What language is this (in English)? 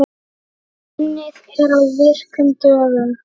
Icelandic